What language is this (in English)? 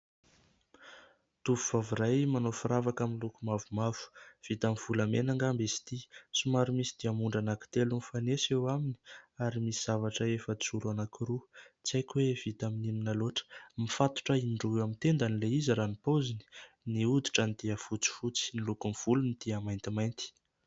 Malagasy